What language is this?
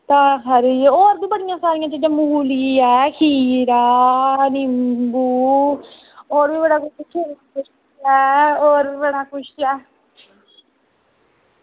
Dogri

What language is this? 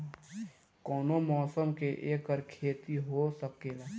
Bhojpuri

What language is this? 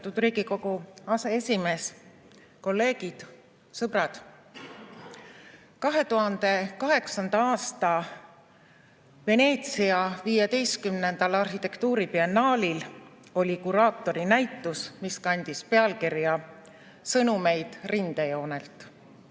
Estonian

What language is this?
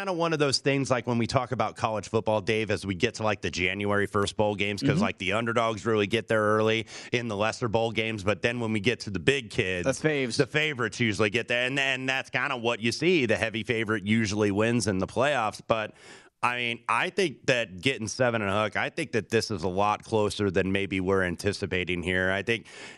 English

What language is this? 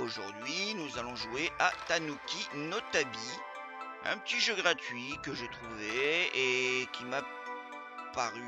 French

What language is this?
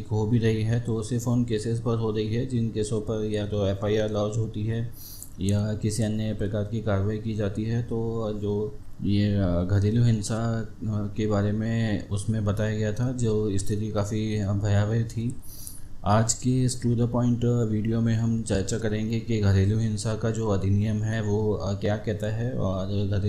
Hindi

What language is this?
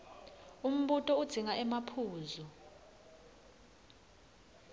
Swati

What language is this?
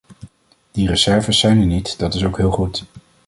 Dutch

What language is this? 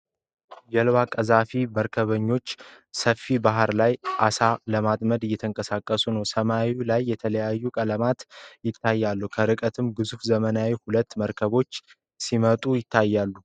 Amharic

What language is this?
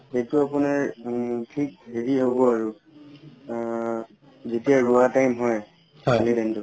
Assamese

